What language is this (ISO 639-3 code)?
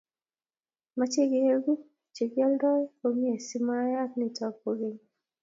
kln